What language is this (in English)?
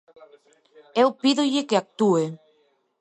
Galician